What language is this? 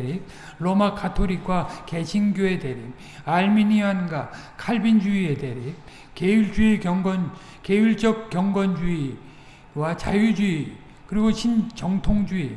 Korean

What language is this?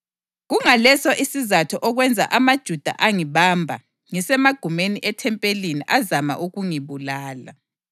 North Ndebele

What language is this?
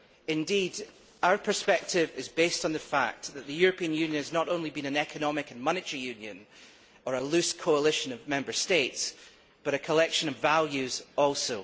English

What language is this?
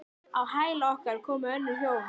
Icelandic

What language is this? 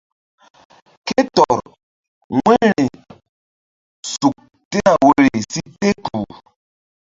Mbum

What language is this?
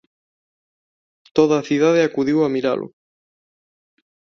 Galician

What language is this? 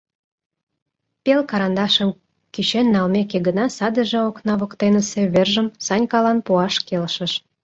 Mari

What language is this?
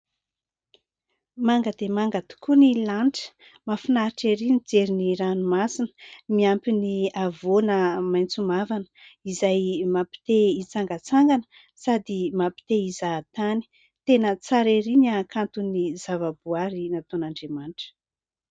Malagasy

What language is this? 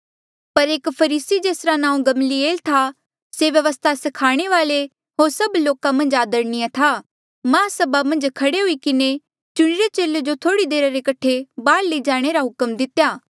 Mandeali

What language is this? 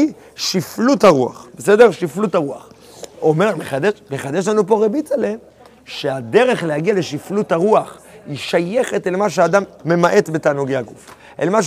Hebrew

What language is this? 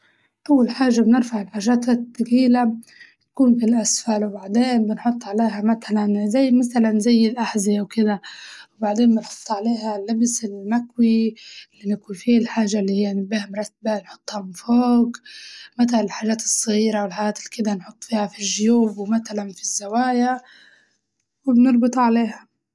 Libyan Arabic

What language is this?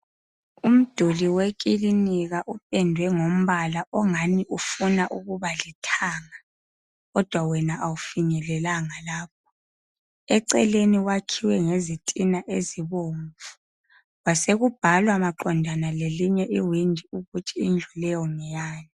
North Ndebele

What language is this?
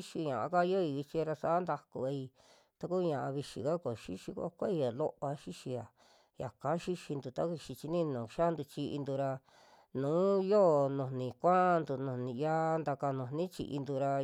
Western Juxtlahuaca Mixtec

